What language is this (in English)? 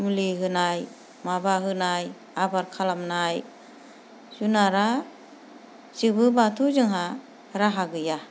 Bodo